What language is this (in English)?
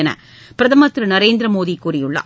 Tamil